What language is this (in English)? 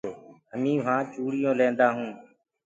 Gurgula